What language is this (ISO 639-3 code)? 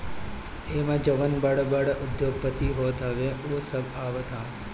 bho